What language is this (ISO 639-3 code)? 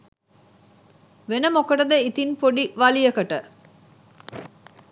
sin